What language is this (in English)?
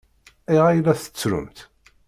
Kabyle